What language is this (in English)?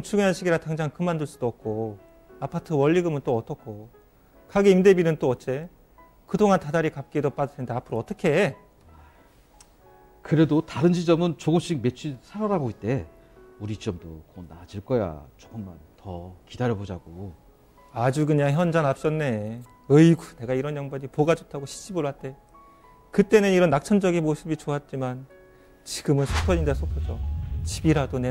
Korean